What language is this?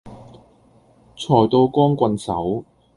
Cantonese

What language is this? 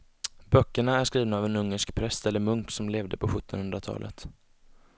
Swedish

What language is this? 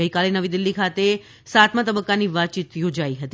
Gujarati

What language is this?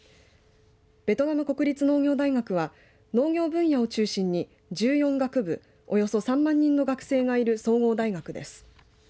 Japanese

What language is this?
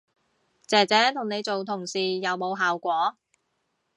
Cantonese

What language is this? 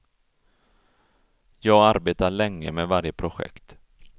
Swedish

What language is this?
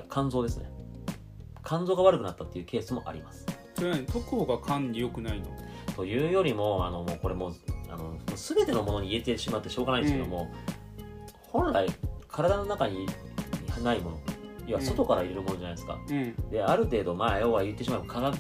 Japanese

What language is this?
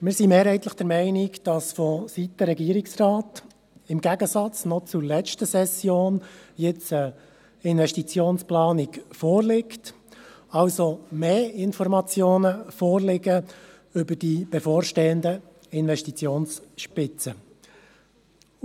Swiss German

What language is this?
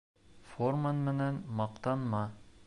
Bashkir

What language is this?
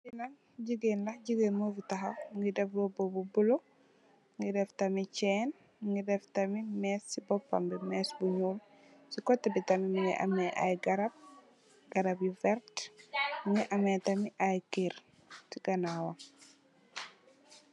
Wolof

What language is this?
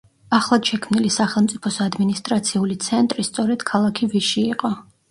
Georgian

